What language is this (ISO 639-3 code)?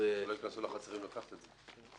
heb